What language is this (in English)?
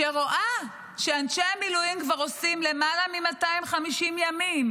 Hebrew